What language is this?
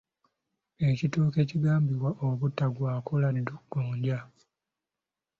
Ganda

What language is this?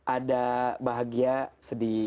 Indonesian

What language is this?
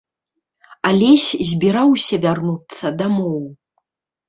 Belarusian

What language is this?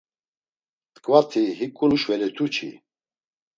Laz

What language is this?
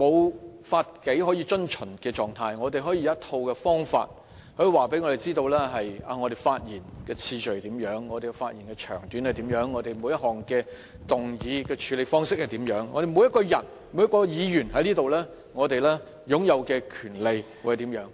Cantonese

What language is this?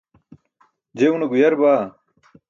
Burushaski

